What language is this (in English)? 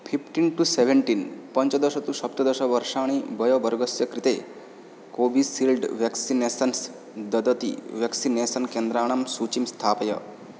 Sanskrit